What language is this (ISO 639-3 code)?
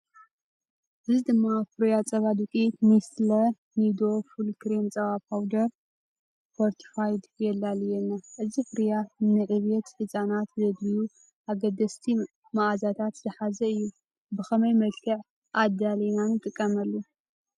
tir